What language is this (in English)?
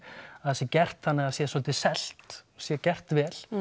Icelandic